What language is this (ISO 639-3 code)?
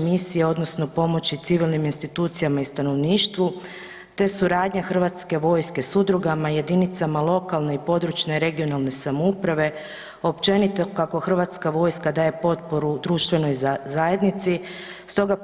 hrv